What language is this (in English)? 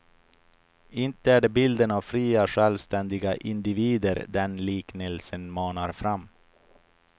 Swedish